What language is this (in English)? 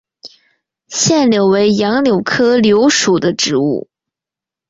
Chinese